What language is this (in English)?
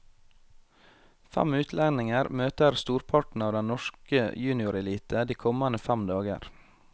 Norwegian